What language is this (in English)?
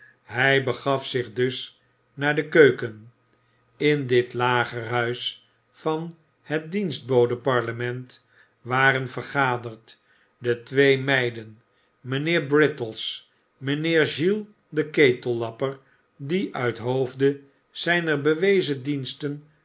Dutch